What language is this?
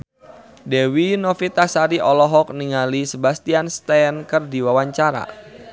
Sundanese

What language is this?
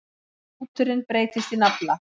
Icelandic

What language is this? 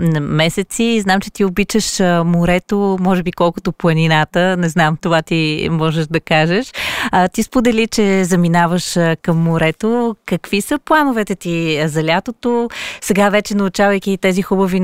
Bulgarian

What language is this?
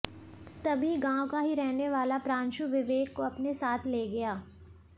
Hindi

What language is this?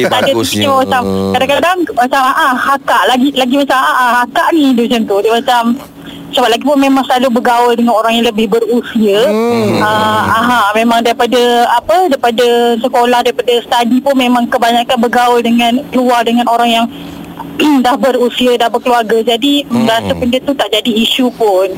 Malay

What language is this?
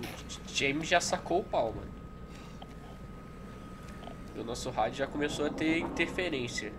Portuguese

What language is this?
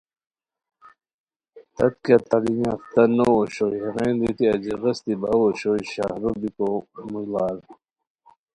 Khowar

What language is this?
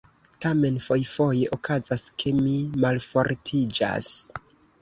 Esperanto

